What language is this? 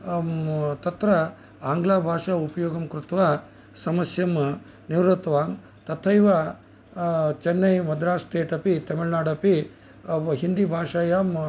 Sanskrit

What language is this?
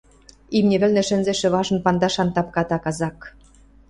Western Mari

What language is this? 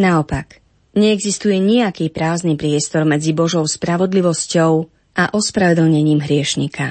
Slovak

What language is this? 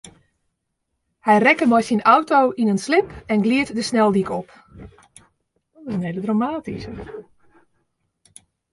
Western Frisian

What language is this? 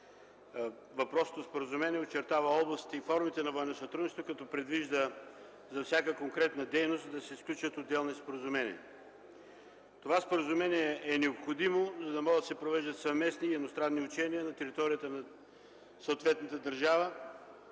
Bulgarian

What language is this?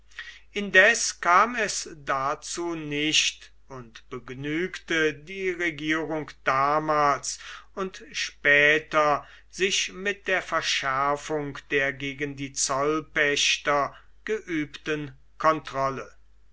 German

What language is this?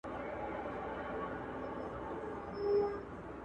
Pashto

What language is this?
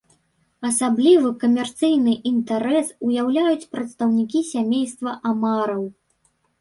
Belarusian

